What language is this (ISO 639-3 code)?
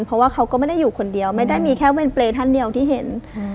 tha